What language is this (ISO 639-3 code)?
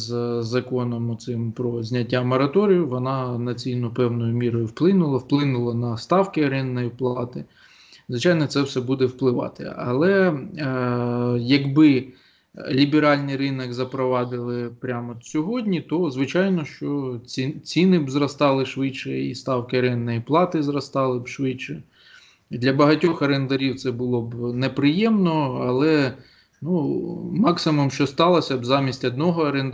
ukr